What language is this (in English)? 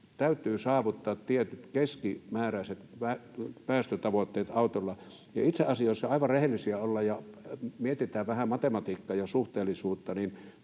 Finnish